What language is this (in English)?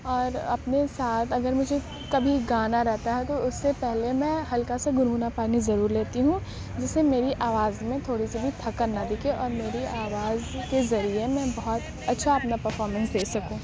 Urdu